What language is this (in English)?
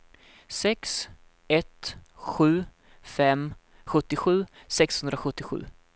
Swedish